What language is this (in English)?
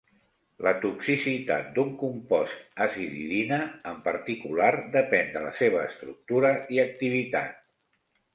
Catalan